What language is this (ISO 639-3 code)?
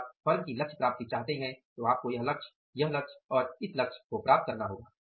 hin